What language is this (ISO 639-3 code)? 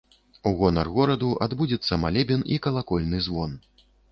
bel